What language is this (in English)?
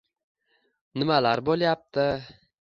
Uzbek